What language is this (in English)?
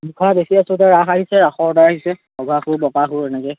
Assamese